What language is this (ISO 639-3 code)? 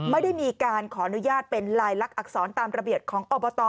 tha